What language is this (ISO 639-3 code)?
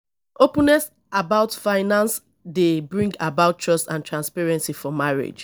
pcm